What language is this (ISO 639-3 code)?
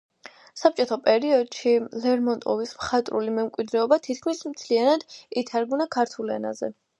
kat